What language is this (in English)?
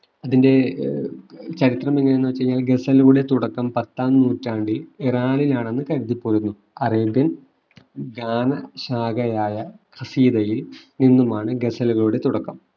Malayalam